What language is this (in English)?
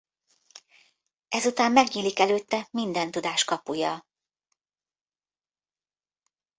Hungarian